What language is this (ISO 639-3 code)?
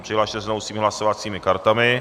ces